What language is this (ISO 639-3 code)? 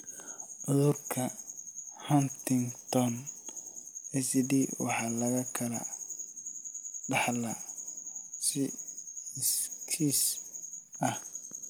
som